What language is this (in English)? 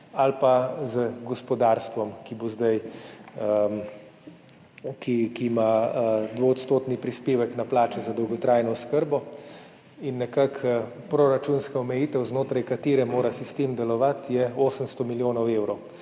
Slovenian